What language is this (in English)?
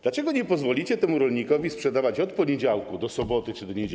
Polish